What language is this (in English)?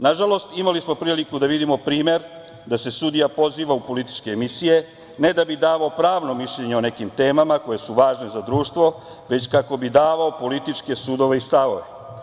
Serbian